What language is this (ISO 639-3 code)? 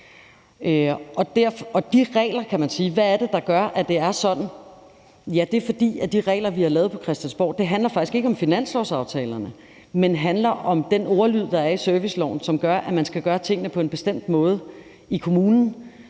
dan